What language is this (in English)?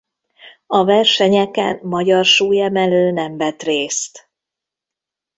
Hungarian